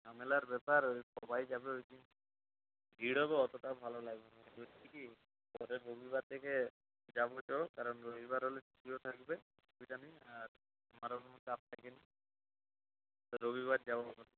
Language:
Bangla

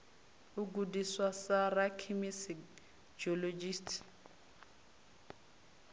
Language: Venda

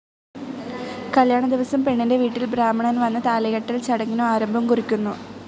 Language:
Malayalam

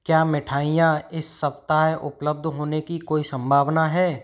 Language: Hindi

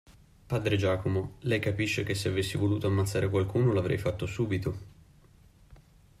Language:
Italian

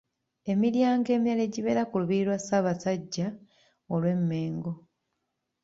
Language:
Ganda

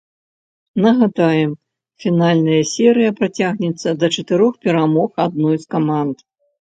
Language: Belarusian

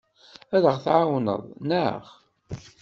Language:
Kabyle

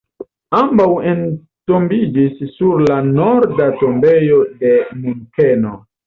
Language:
Esperanto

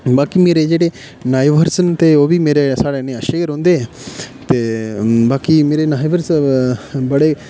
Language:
Dogri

